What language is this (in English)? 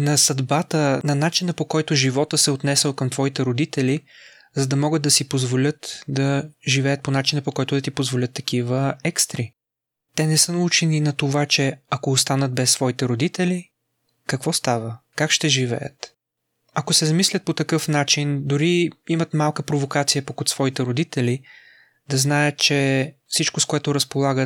Bulgarian